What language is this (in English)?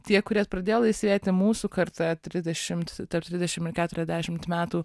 Lithuanian